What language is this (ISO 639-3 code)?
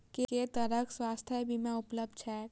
mai